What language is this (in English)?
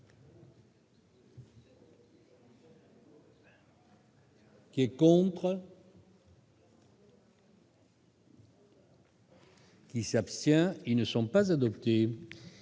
French